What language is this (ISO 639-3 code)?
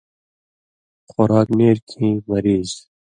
mvy